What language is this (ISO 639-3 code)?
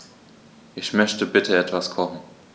deu